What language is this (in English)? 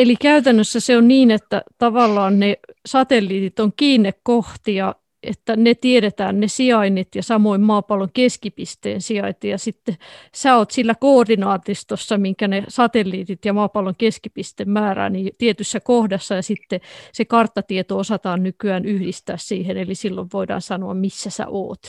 Finnish